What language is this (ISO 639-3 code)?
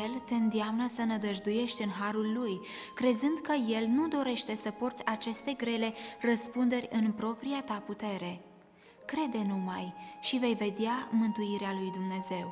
ron